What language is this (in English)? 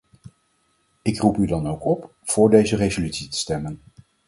Dutch